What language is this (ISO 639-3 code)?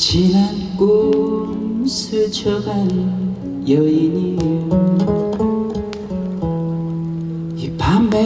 kor